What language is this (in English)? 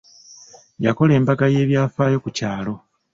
Ganda